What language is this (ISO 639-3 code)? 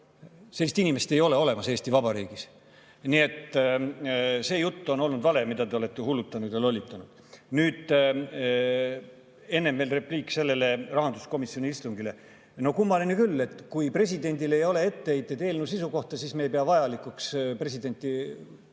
est